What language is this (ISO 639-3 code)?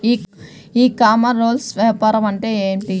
tel